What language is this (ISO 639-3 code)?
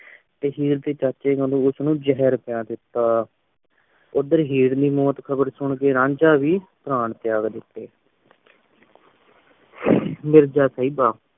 pan